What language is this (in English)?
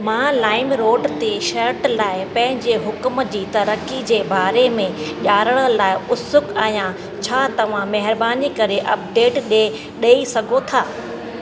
Sindhi